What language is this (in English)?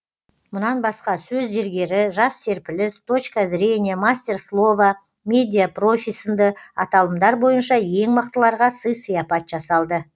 Kazakh